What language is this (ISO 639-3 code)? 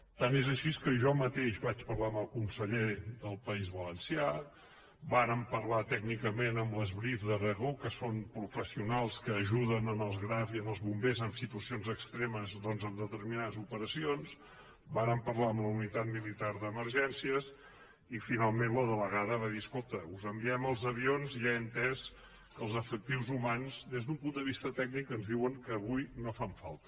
cat